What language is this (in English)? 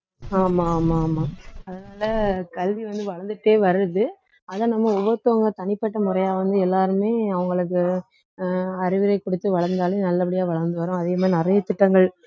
Tamil